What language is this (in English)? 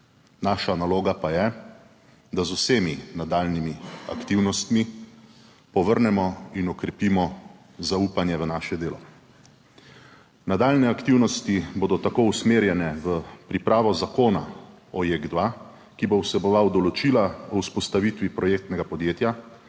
Slovenian